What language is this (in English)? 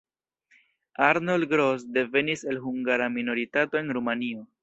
Esperanto